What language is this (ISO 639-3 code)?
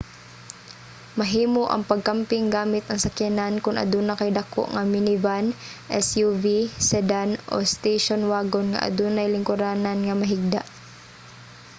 ceb